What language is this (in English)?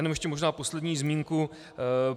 Czech